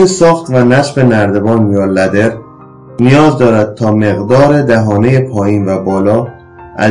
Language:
Persian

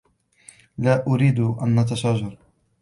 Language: Arabic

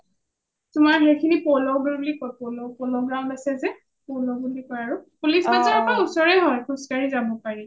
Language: Assamese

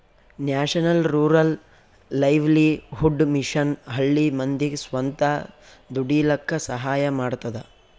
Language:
Kannada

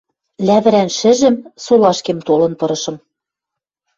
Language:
Western Mari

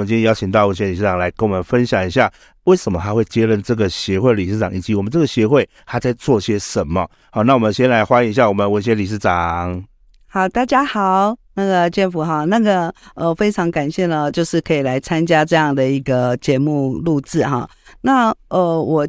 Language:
Chinese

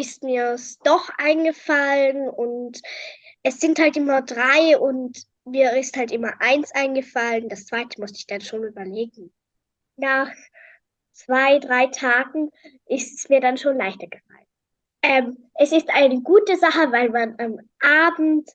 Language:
German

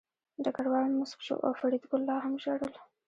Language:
Pashto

